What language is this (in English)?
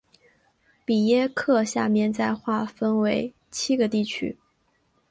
Chinese